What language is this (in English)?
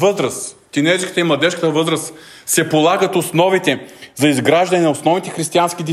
Bulgarian